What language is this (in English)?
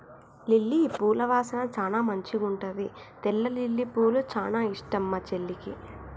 Telugu